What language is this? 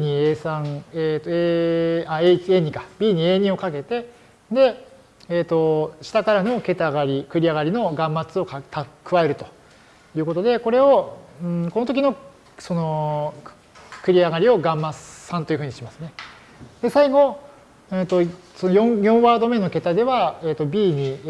Japanese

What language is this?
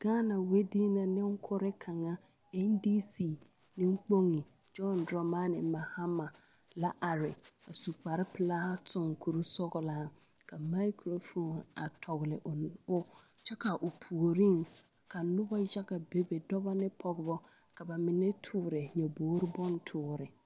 Southern Dagaare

